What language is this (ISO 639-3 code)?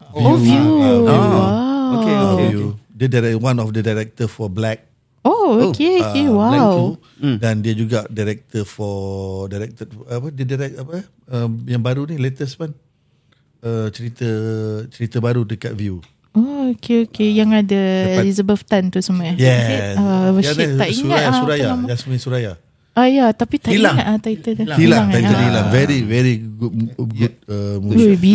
msa